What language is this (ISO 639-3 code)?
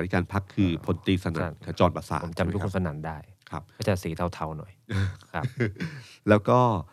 tha